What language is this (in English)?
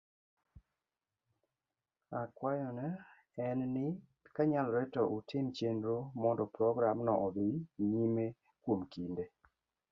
Luo (Kenya and Tanzania)